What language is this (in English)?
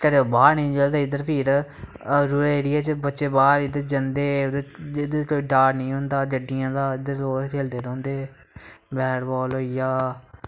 Dogri